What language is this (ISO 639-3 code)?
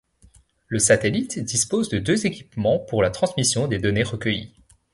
fra